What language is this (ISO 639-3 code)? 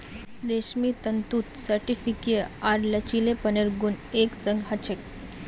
mag